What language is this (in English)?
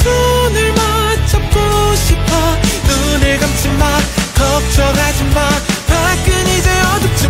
Romanian